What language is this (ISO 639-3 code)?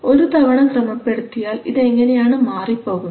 mal